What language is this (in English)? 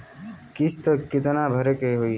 Bhojpuri